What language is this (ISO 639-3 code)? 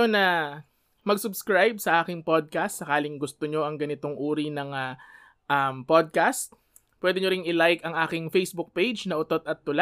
fil